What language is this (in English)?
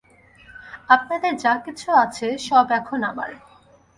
Bangla